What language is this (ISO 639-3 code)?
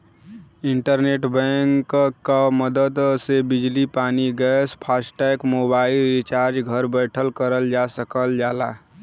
bho